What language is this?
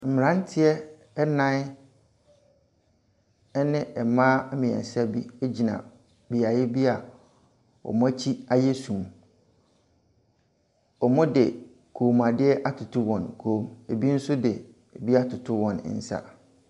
Akan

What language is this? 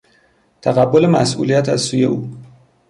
Persian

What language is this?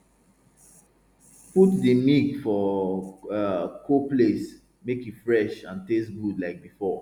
Nigerian Pidgin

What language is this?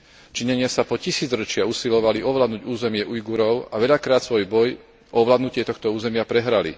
Slovak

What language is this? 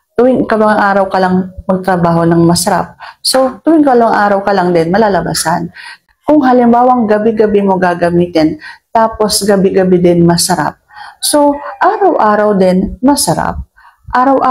Filipino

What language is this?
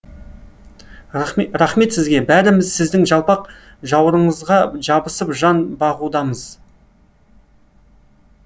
Kazakh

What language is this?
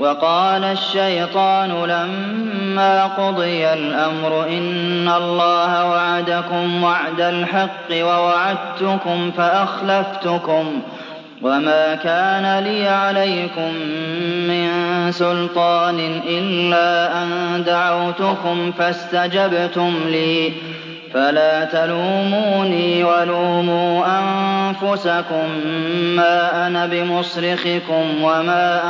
Arabic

